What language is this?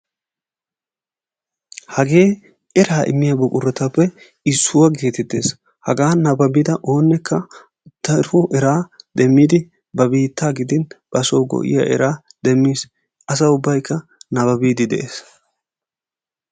Wolaytta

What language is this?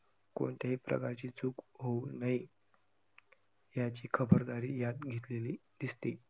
Marathi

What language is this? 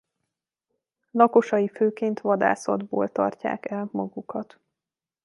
Hungarian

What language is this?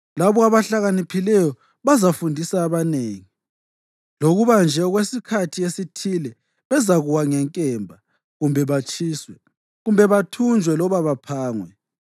North Ndebele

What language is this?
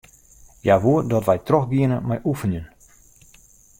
Western Frisian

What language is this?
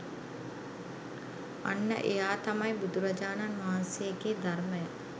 Sinhala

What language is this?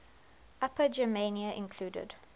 English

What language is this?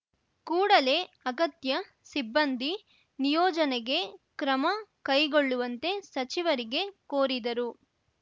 Kannada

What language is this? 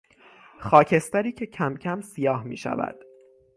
Persian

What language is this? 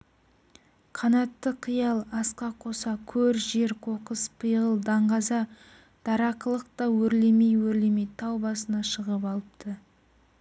Kazakh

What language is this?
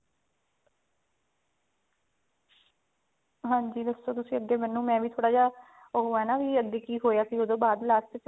Punjabi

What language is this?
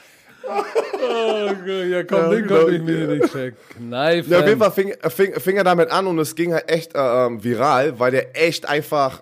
German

